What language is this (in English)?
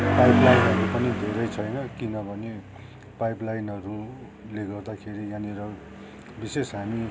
Nepali